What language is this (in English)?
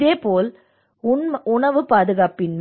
Tamil